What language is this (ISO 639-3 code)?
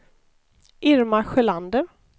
swe